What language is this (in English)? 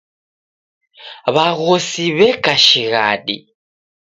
Taita